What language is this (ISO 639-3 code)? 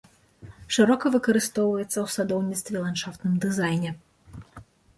bel